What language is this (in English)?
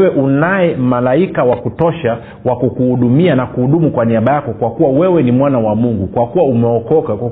Swahili